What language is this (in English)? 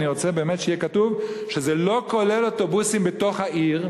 Hebrew